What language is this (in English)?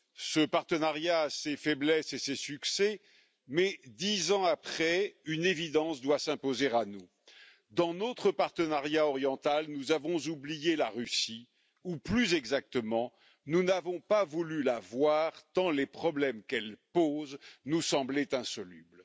French